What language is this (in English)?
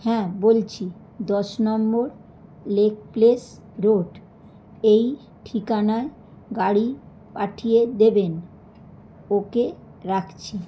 Bangla